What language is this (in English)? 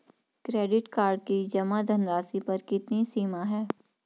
Hindi